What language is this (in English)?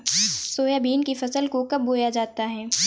Hindi